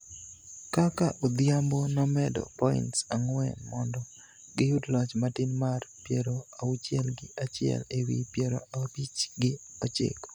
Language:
Luo (Kenya and Tanzania)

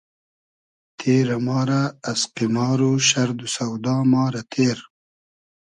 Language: Hazaragi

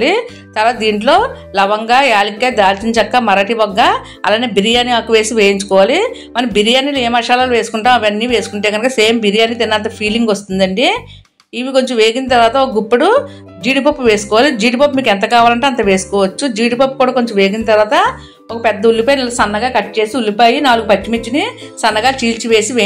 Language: Telugu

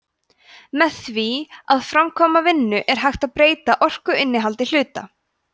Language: Icelandic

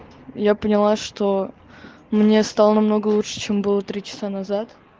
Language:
Russian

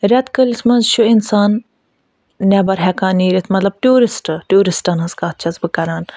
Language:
Kashmiri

